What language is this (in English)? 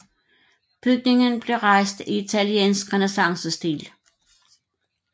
Danish